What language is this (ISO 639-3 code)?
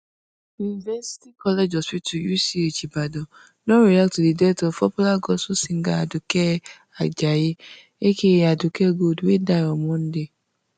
pcm